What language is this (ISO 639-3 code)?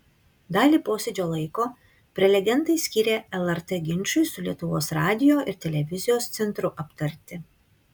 lit